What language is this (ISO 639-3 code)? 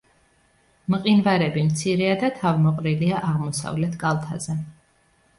kat